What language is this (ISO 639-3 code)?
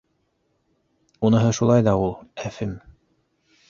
bak